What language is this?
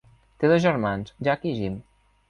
Catalan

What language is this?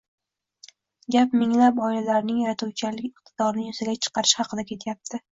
Uzbek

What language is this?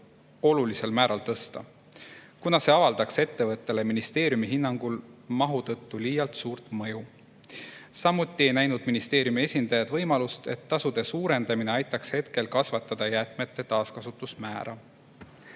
Estonian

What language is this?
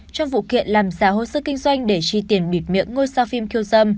Vietnamese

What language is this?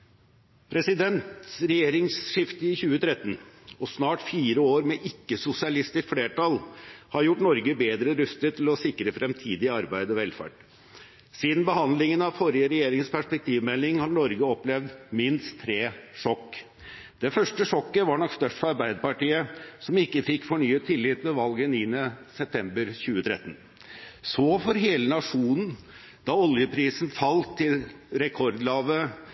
Norwegian Bokmål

